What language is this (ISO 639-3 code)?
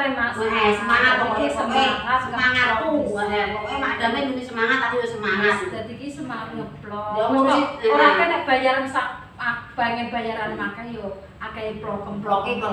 ind